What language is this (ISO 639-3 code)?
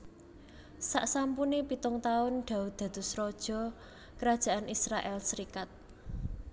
jav